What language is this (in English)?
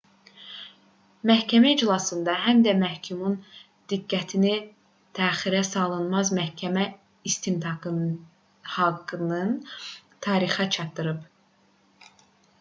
Azerbaijani